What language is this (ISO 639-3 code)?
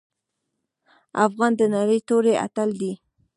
pus